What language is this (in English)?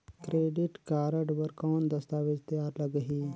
Chhattisgarhi